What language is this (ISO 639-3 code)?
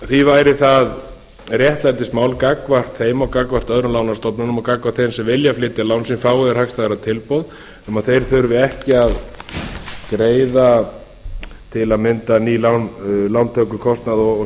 isl